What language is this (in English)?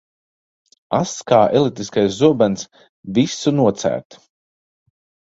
Latvian